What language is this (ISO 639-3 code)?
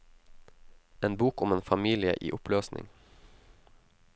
nor